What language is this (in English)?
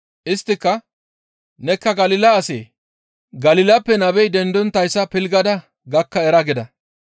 Gamo